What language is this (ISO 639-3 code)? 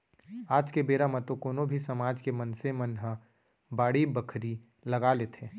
hne